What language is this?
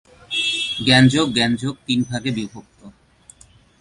Bangla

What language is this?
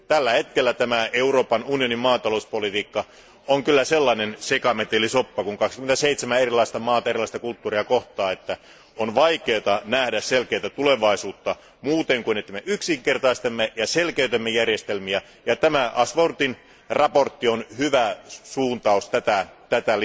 Finnish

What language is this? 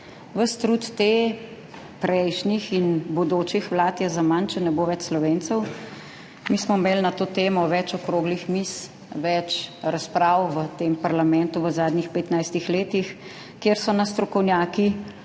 Slovenian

